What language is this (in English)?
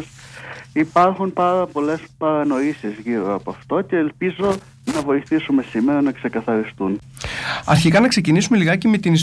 Greek